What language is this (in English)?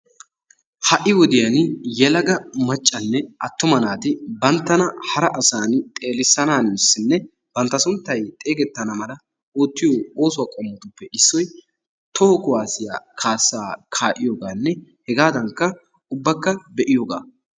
Wolaytta